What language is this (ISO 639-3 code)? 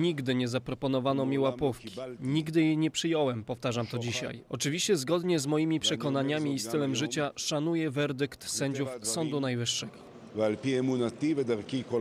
pol